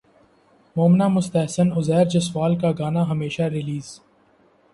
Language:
Urdu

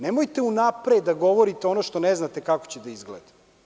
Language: Serbian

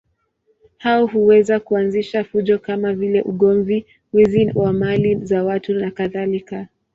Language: Swahili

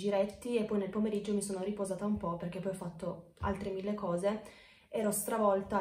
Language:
Italian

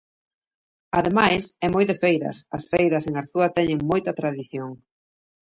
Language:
Galician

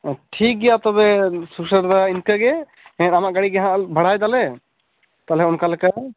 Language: Santali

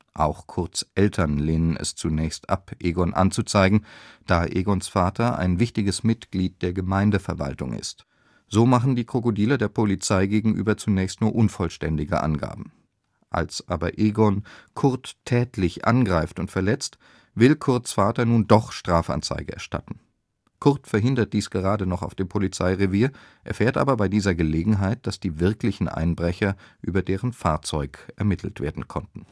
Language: German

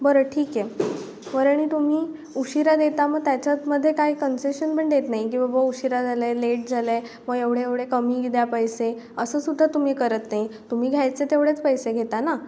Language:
Marathi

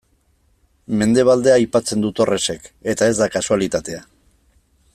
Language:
Basque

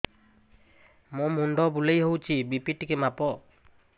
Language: Odia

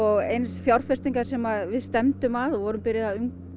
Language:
Icelandic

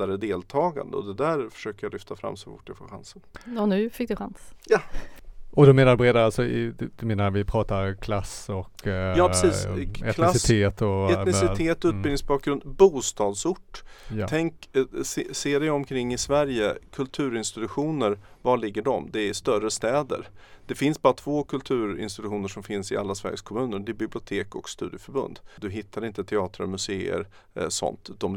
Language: Swedish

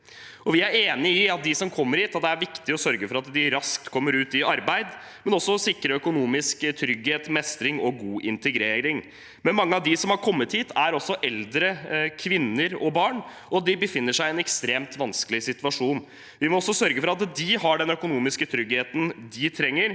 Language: Norwegian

